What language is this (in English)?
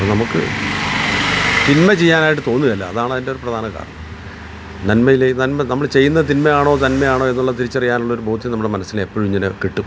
Malayalam